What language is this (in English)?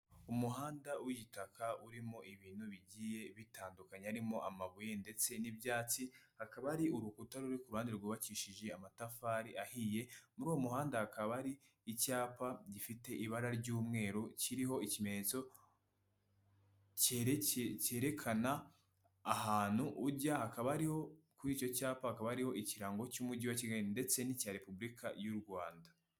Kinyarwanda